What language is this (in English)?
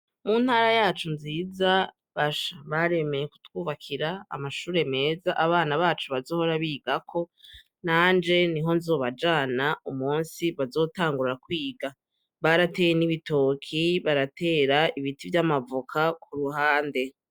Rundi